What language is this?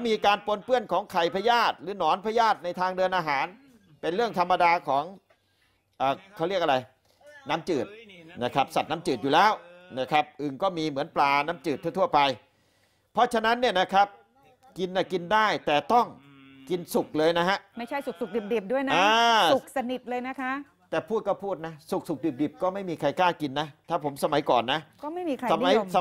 Thai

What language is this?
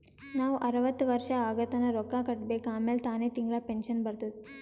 Kannada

